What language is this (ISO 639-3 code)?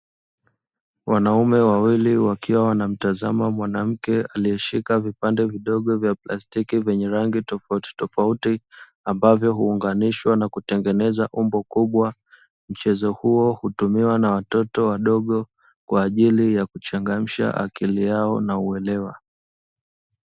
swa